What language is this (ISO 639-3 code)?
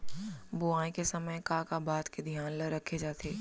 hne